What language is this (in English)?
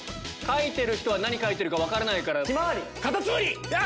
Japanese